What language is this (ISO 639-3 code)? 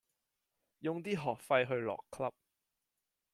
yue